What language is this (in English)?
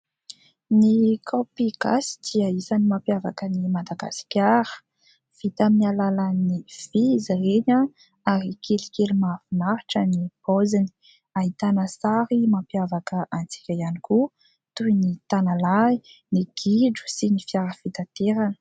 Malagasy